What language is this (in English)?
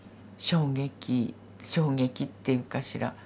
Japanese